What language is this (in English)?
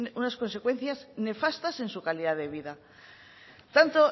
Spanish